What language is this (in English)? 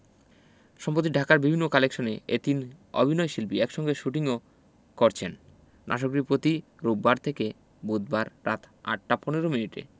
Bangla